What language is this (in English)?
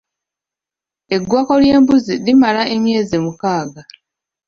Ganda